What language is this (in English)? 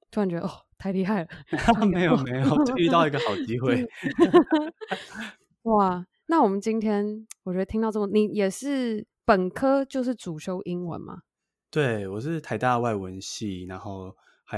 Chinese